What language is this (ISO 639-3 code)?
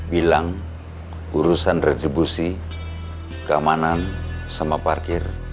ind